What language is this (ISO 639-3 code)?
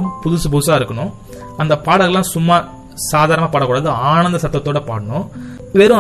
tam